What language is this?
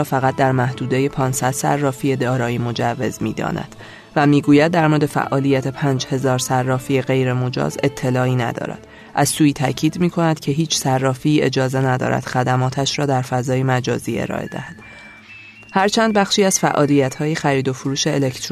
Persian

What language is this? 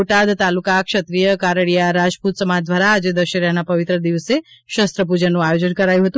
Gujarati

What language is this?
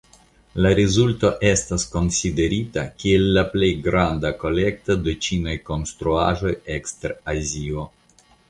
Esperanto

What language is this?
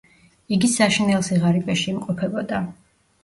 Georgian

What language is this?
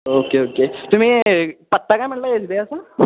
Marathi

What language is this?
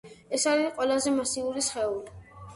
Georgian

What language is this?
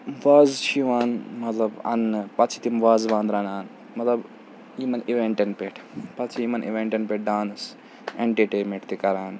Kashmiri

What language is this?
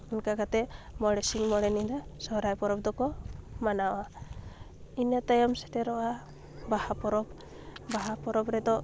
Santali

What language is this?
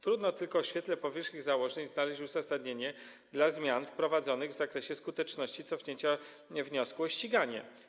Polish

